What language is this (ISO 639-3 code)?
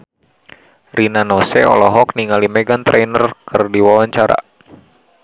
sun